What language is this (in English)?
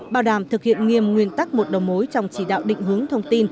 Vietnamese